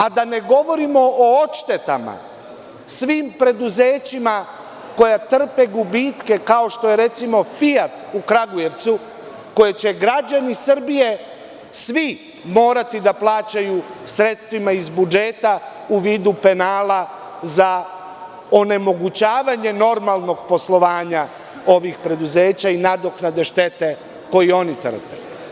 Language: Serbian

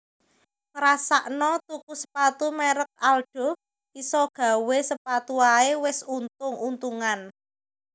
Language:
Javanese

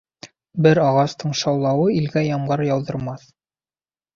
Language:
Bashkir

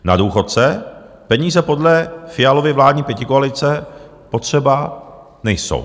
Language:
Czech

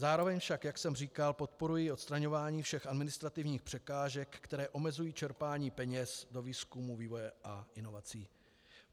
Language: Czech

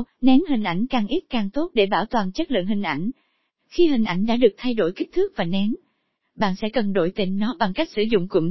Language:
Vietnamese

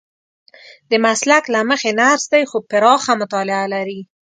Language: Pashto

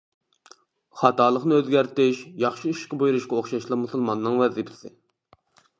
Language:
Uyghur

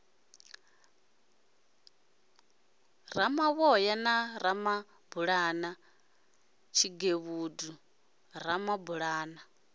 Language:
Venda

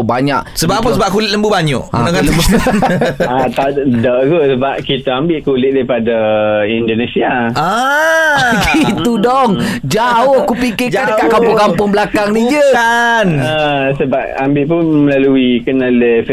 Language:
Malay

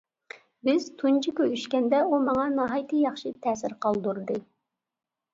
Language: Uyghur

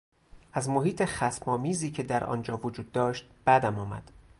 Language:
Persian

